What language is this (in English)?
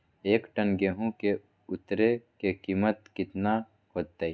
Magahi